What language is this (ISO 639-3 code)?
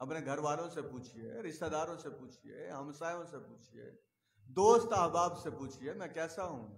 hin